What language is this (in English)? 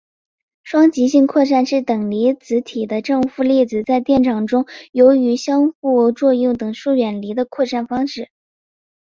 Chinese